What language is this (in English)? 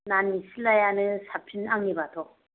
Bodo